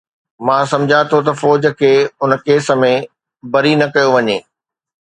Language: Sindhi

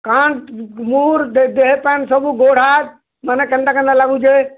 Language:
Odia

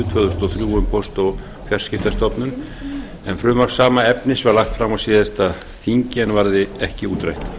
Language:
Icelandic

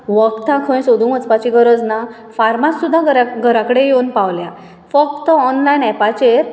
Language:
Konkani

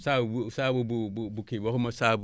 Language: Wolof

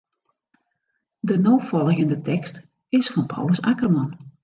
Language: Western Frisian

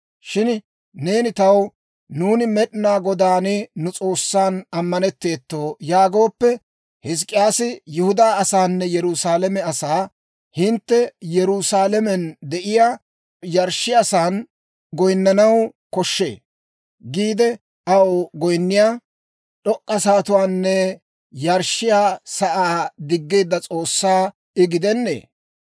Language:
Dawro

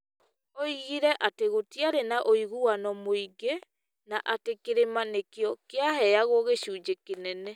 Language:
Kikuyu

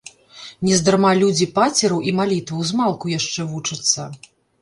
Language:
Belarusian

